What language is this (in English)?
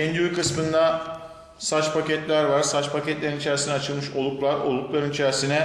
Turkish